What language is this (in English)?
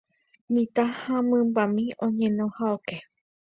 Guarani